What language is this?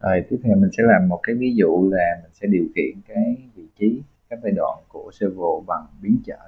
Vietnamese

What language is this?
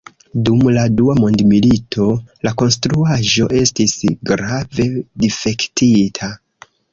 Esperanto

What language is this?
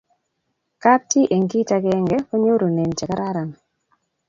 Kalenjin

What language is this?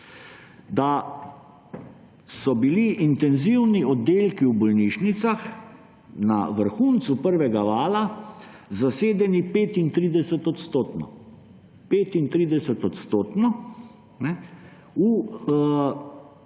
Slovenian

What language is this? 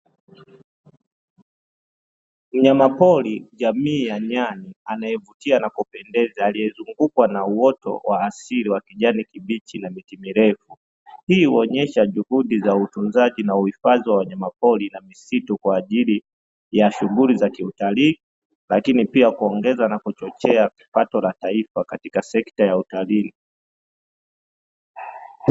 Swahili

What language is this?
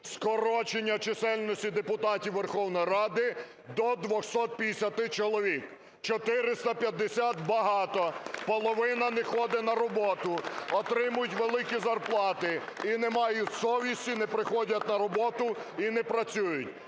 Ukrainian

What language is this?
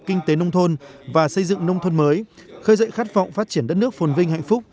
Vietnamese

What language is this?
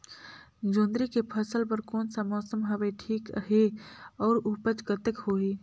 Chhattisgarhi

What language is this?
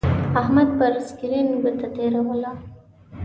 Pashto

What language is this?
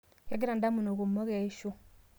Masai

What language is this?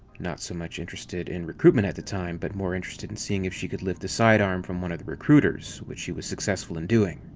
English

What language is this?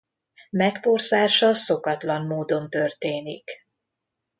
Hungarian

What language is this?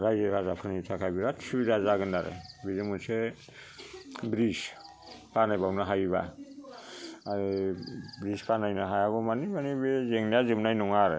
Bodo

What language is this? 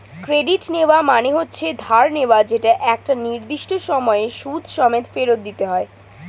Bangla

